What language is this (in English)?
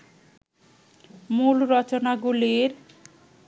Bangla